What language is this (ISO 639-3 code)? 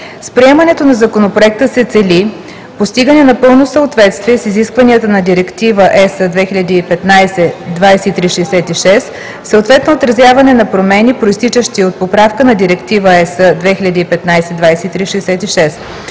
bul